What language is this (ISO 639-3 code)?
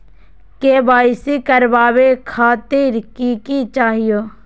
mag